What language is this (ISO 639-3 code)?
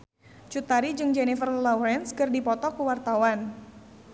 sun